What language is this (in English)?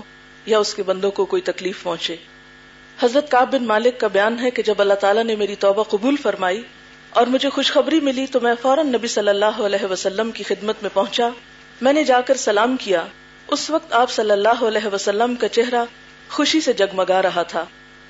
Urdu